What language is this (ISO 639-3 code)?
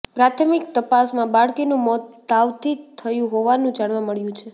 guj